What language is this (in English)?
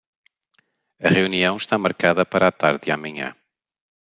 Portuguese